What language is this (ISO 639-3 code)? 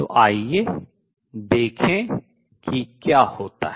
hin